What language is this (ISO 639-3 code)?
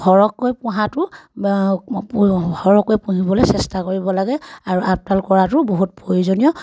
asm